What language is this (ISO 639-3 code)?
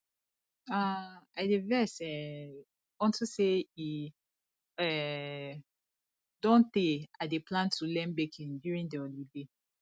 pcm